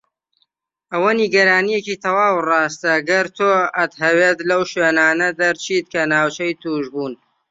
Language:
Central Kurdish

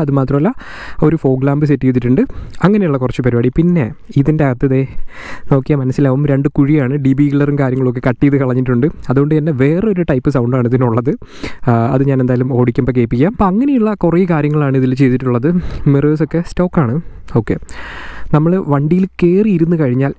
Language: Malayalam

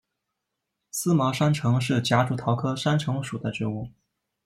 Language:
Chinese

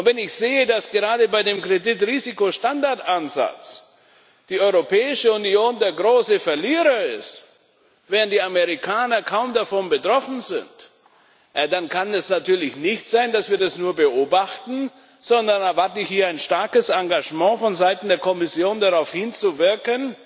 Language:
German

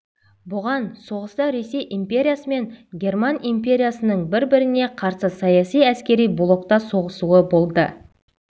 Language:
Kazakh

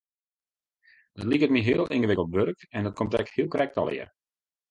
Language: Western Frisian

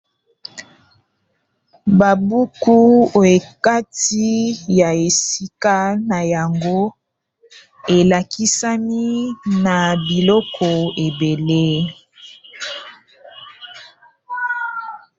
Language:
Lingala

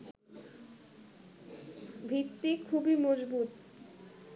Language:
Bangla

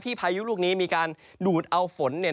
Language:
Thai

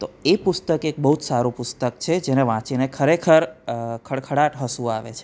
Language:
Gujarati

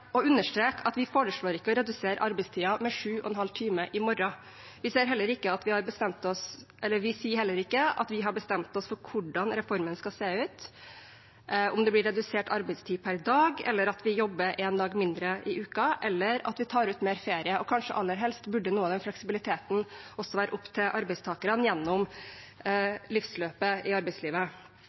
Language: Norwegian Bokmål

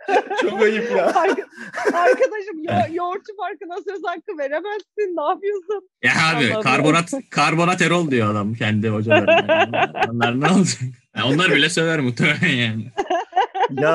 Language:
Turkish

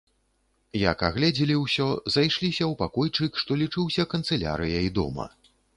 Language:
Belarusian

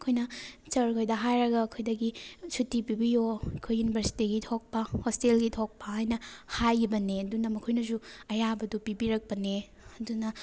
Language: Manipuri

